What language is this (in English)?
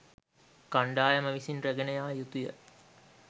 Sinhala